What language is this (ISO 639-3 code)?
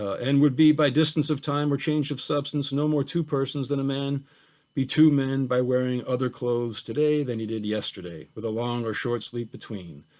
eng